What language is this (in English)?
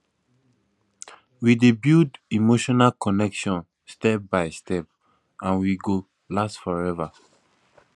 Nigerian Pidgin